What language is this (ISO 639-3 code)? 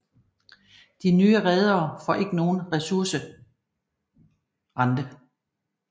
dan